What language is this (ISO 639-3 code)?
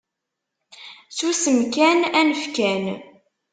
kab